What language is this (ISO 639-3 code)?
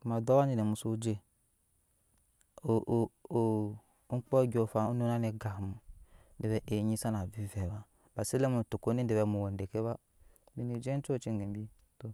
yes